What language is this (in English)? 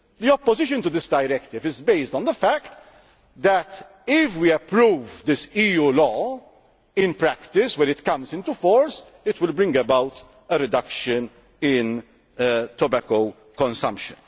English